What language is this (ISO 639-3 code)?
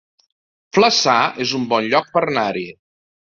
cat